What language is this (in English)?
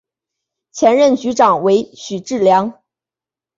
Chinese